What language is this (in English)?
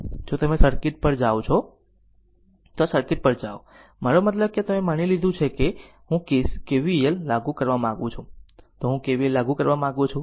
Gujarati